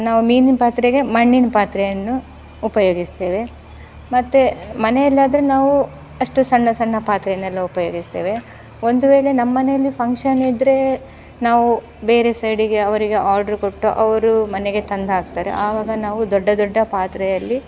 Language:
Kannada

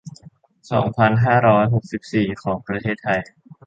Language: Thai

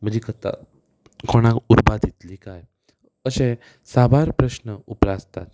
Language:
Konkani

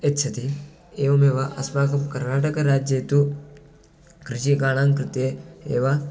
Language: Sanskrit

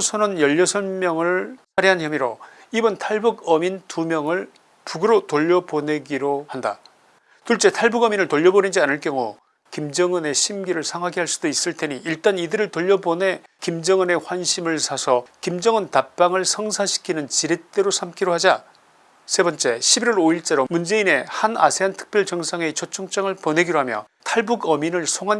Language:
Korean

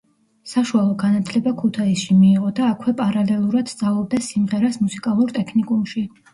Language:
Georgian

